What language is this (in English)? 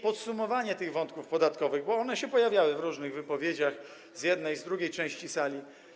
Polish